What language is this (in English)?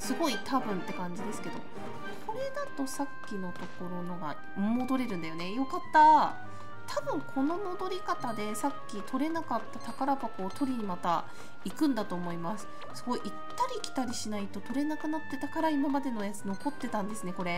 Japanese